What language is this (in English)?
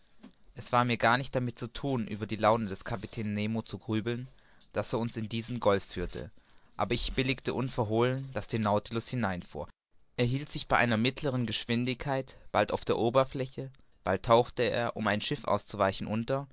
German